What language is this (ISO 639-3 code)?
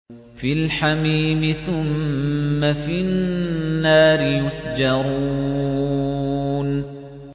ara